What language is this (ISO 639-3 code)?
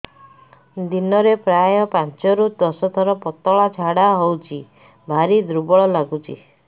ori